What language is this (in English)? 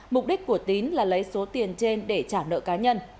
Vietnamese